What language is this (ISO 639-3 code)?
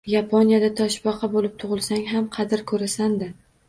uzb